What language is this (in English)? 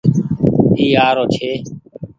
Goaria